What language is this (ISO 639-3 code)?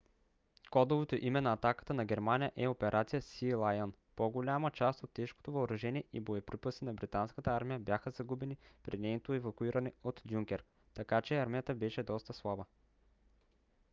bul